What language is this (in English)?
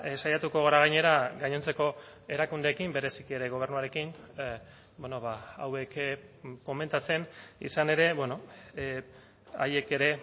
Basque